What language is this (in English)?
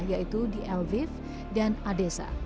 Indonesian